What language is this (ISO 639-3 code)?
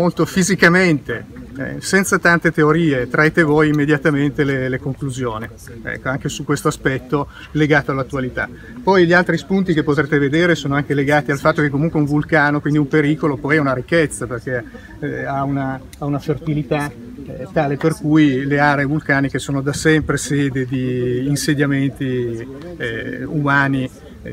ita